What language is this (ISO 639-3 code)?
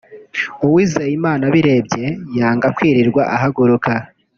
kin